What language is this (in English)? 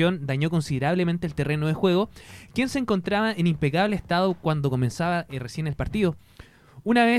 Spanish